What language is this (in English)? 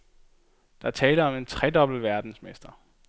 Danish